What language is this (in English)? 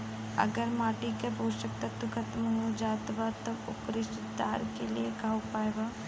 Bhojpuri